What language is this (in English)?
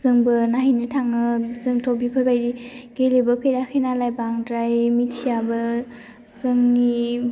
Bodo